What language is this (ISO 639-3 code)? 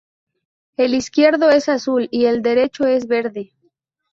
spa